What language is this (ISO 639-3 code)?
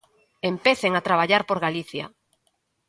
glg